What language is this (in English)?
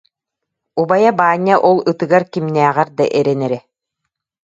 Yakut